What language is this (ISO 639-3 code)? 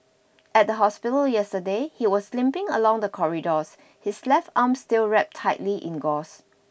eng